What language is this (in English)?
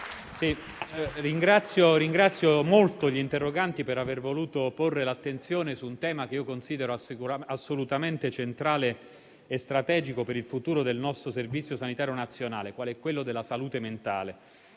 Italian